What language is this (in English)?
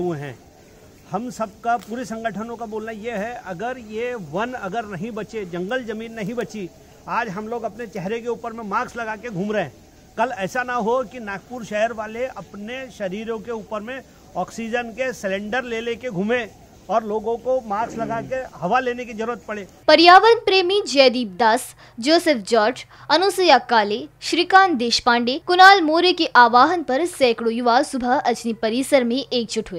Hindi